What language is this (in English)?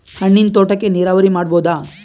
Kannada